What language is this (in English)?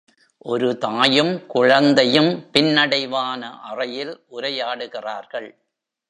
Tamil